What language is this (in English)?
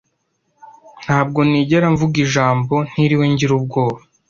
Kinyarwanda